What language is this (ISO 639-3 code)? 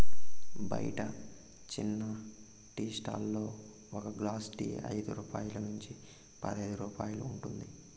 tel